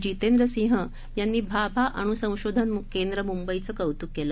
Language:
Marathi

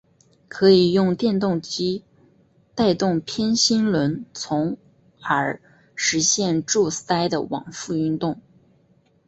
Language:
Chinese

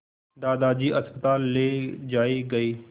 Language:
Hindi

